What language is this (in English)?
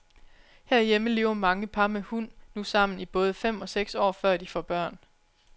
Danish